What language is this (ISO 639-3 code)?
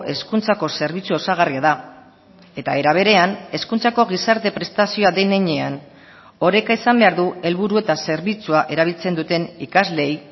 eus